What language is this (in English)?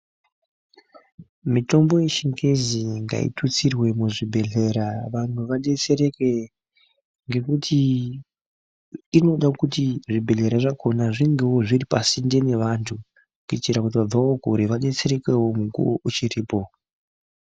Ndau